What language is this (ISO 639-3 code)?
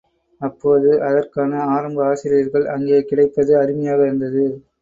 tam